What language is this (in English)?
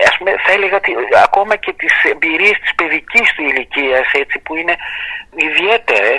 Greek